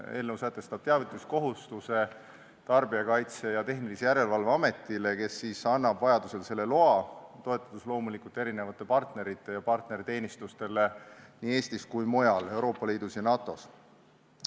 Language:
Estonian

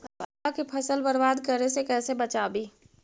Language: Magahi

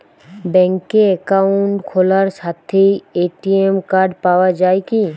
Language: Bangla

